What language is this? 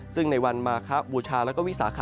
Thai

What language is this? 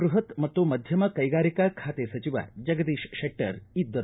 Kannada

